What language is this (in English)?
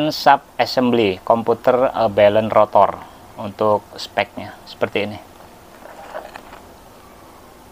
Indonesian